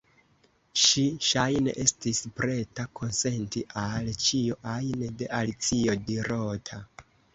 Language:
Esperanto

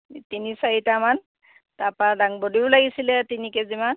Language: Assamese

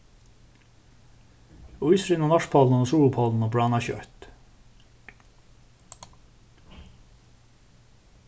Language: Faroese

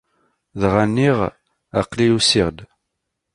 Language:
Kabyle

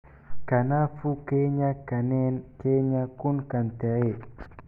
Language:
Somali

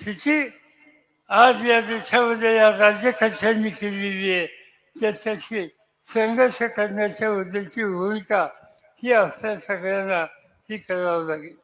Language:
Marathi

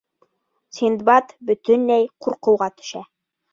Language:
Bashkir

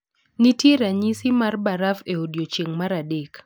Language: Luo (Kenya and Tanzania)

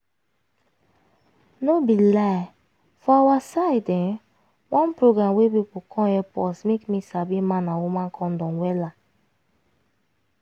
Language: Nigerian Pidgin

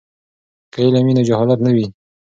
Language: Pashto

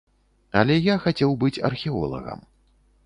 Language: Belarusian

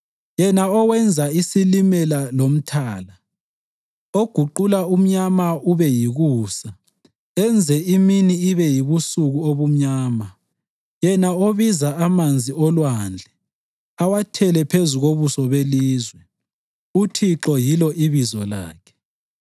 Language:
North Ndebele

